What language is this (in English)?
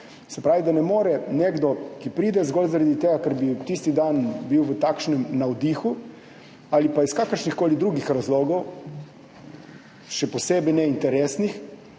Slovenian